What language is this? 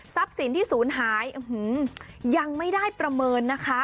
Thai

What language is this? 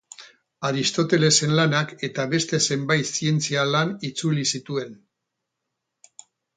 Basque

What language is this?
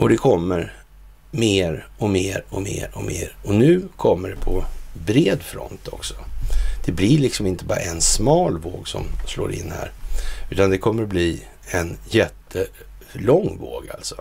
Swedish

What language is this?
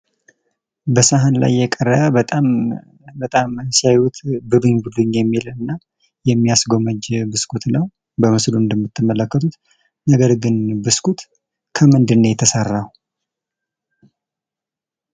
Amharic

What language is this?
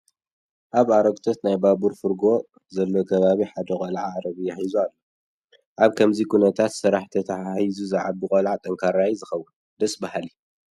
Tigrinya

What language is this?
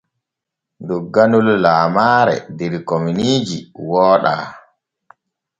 Borgu Fulfulde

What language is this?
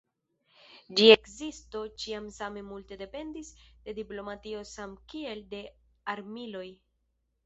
Esperanto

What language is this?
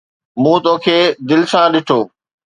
Sindhi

